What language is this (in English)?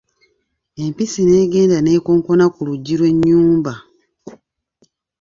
Ganda